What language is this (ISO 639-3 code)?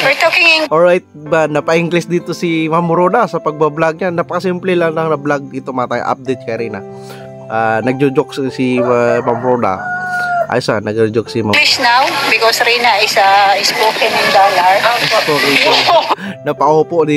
fil